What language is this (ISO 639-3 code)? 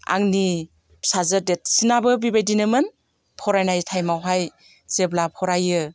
brx